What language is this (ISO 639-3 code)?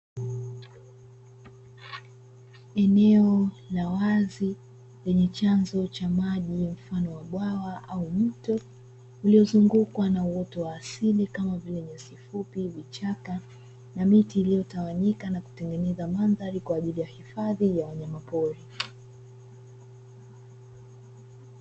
swa